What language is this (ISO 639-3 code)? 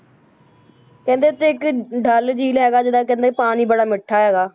pan